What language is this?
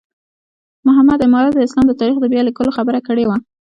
Pashto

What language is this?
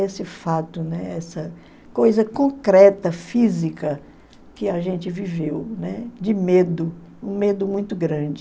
Portuguese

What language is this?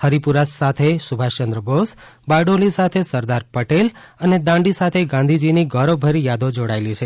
Gujarati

